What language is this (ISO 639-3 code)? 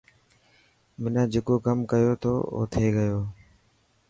mki